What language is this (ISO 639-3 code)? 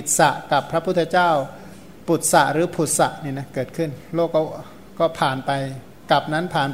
tha